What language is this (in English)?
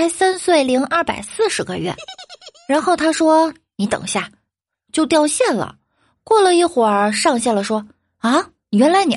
Chinese